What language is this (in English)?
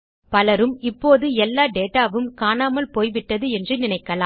Tamil